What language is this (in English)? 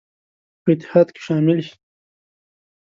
Pashto